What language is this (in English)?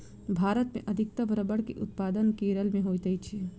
Maithili